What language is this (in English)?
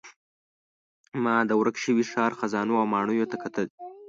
Pashto